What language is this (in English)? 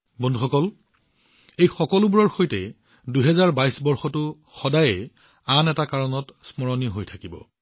Assamese